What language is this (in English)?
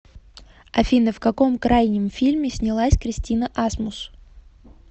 Russian